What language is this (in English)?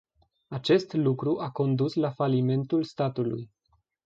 Romanian